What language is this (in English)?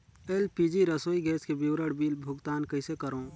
Chhattisgarhi